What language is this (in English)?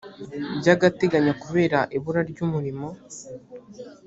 Kinyarwanda